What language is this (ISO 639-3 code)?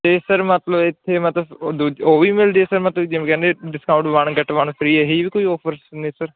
pan